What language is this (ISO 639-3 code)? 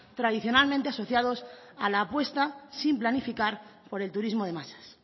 spa